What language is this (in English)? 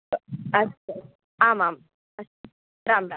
Sanskrit